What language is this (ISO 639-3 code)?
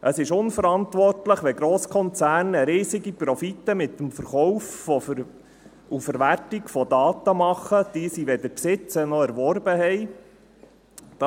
gsw